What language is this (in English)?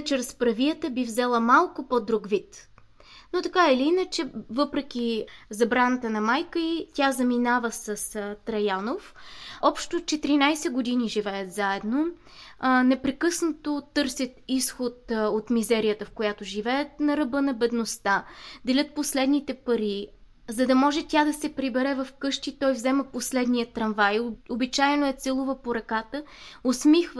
Bulgarian